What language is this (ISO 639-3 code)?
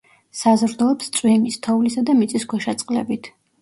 kat